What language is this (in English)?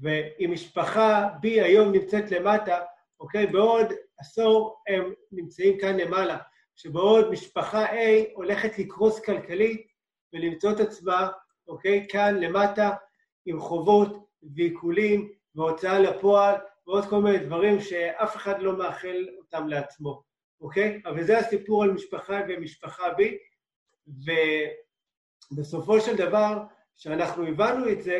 Hebrew